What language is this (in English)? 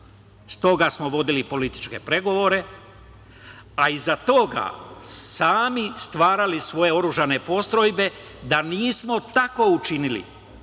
Serbian